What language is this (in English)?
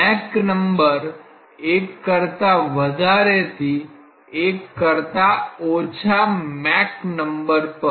Gujarati